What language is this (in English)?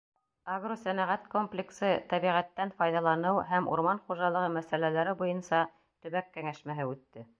Bashkir